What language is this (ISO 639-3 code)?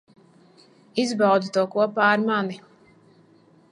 lav